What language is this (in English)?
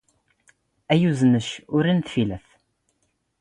Standard Moroccan Tamazight